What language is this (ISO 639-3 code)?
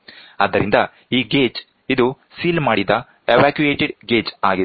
kan